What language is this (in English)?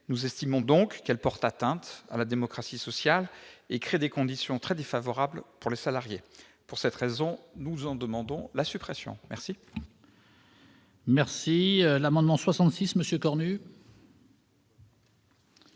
French